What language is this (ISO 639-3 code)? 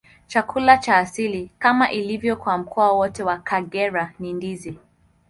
swa